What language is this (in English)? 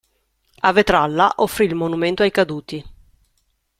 Italian